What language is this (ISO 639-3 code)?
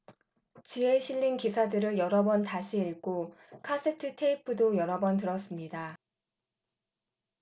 kor